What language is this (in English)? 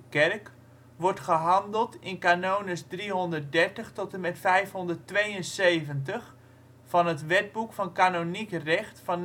Dutch